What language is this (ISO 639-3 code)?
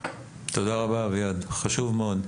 heb